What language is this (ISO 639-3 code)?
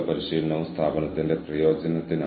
mal